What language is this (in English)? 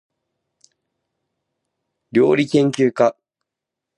Japanese